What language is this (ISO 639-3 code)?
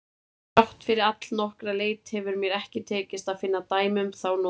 isl